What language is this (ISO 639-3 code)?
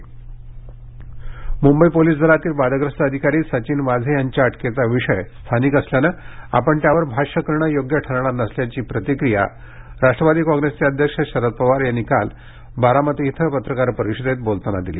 mar